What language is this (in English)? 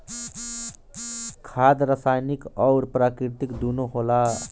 Bhojpuri